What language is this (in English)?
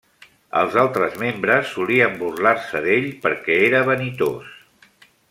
Catalan